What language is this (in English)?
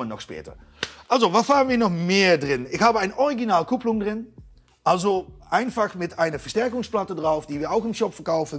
Dutch